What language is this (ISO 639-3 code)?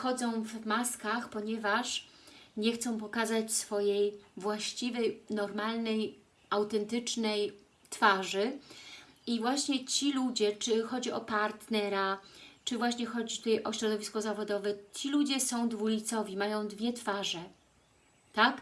pol